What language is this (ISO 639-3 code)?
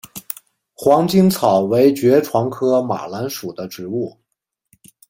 zho